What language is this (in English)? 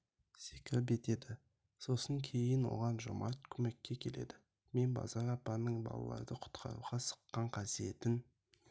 Kazakh